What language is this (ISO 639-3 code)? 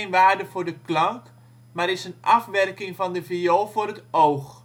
nld